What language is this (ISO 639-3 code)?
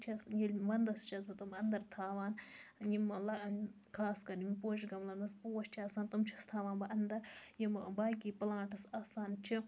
kas